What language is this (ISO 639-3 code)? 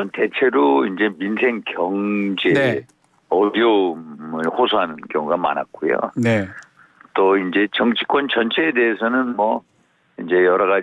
kor